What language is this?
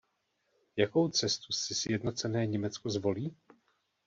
Czech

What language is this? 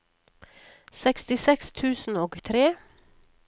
Norwegian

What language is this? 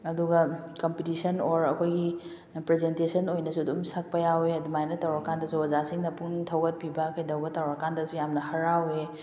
Manipuri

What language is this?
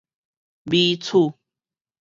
Min Nan Chinese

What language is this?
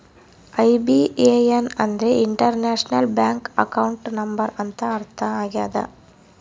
Kannada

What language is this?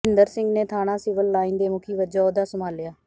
Punjabi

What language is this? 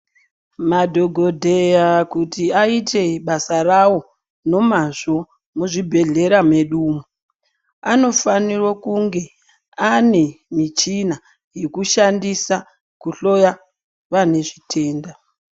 Ndau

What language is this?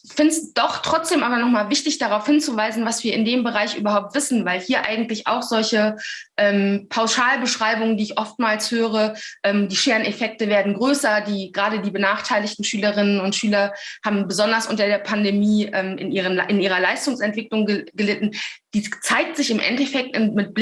German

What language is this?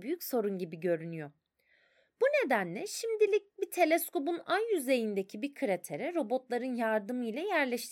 Turkish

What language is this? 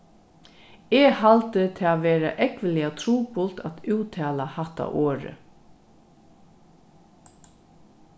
Faroese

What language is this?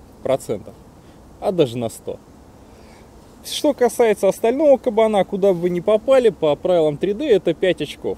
Russian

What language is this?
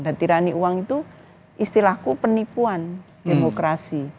Indonesian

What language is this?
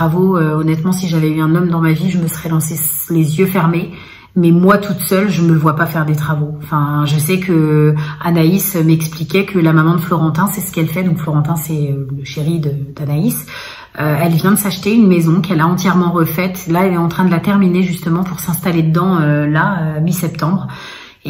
French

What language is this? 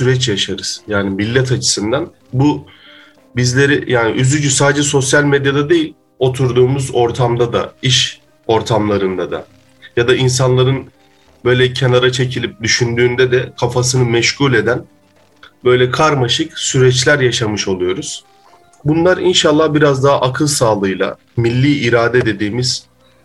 Turkish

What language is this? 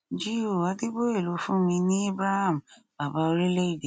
Yoruba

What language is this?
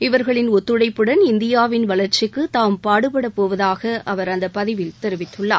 Tamil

